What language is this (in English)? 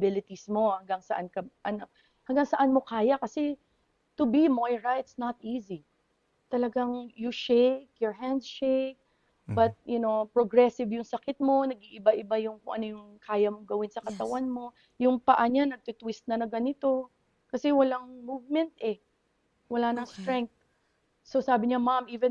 Filipino